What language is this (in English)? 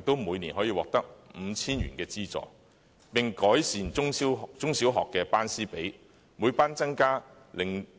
Cantonese